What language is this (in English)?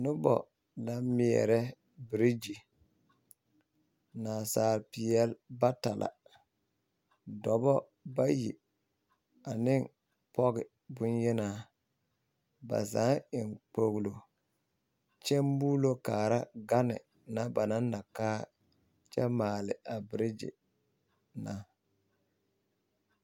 Southern Dagaare